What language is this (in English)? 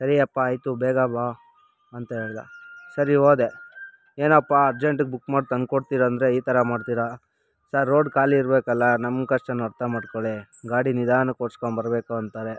Kannada